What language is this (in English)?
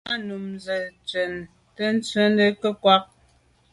Medumba